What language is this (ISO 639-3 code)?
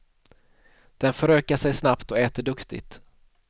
swe